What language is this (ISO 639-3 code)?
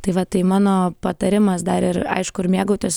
lit